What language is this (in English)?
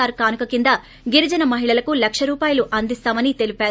Telugu